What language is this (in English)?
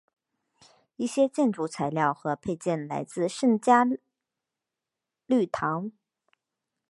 Chinese